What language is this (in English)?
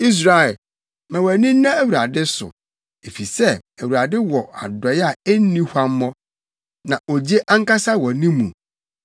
Akan